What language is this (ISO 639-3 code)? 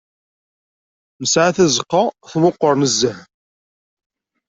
kab